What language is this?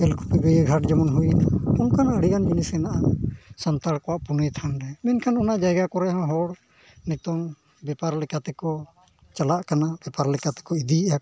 Santali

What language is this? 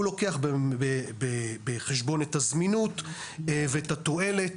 Hebrew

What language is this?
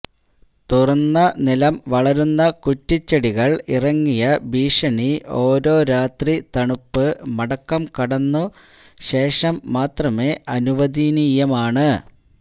Malayalam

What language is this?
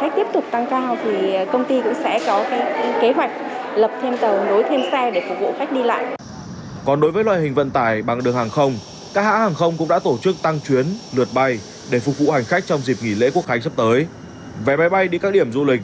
Vietnamese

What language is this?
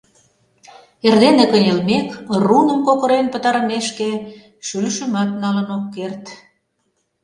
Mari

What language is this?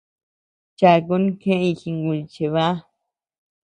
Tepeuxila Cuicatec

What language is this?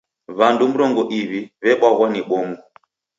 Taita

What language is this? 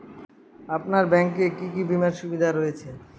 Bangla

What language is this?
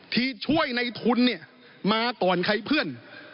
Thai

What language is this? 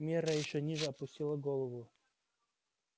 Russian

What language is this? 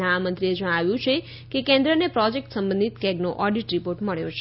Gujarati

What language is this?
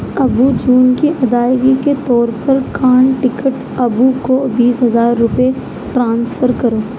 Urdu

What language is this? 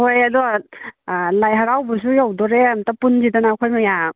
Manipuri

